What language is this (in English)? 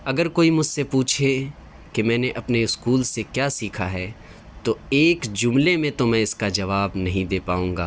Urdu